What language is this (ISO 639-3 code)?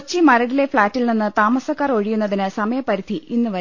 mal